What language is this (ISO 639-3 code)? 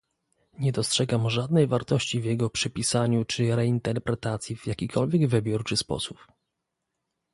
pol